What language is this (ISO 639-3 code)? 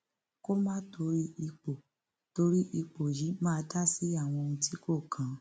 yor